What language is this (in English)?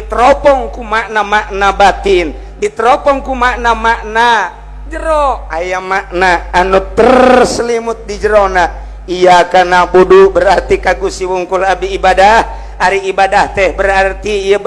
Indonesian